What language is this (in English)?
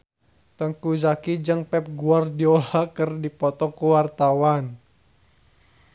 Sundanese